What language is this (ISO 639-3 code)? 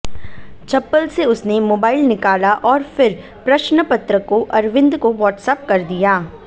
hin